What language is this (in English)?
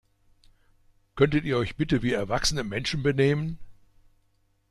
German